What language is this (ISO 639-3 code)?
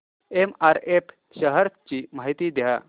mar